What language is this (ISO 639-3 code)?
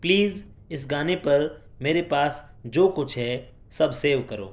urd